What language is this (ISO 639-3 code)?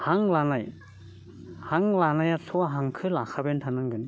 brx